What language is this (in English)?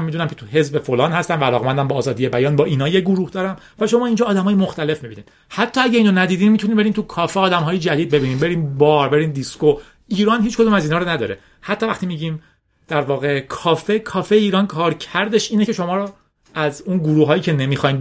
Persian